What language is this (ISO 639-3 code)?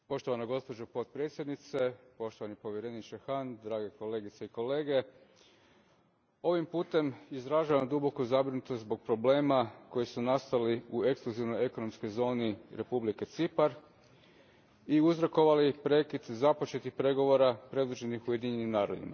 hrv